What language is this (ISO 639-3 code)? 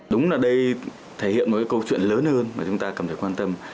vie